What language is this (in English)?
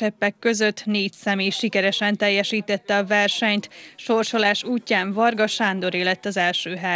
Hungarian